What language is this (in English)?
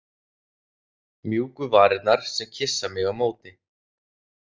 Icelandic